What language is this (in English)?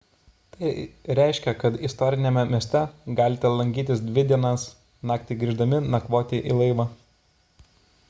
Lithuanian